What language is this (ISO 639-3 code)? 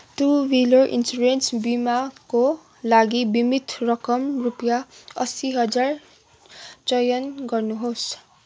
nep